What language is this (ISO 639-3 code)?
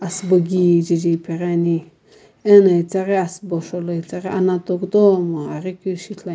nsm